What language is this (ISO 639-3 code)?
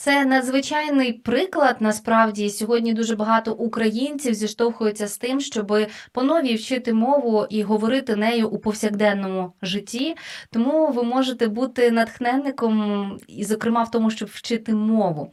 ukr